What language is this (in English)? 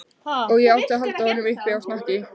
Icelandic